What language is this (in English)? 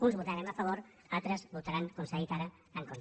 Catalan